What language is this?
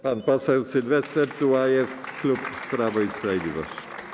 Polish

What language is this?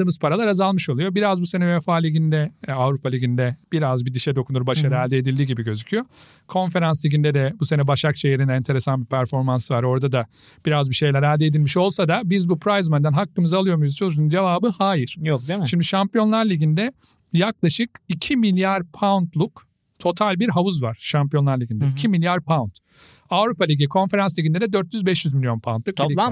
Turkish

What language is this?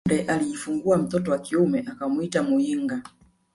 Swahili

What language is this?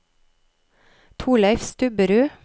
Norwegian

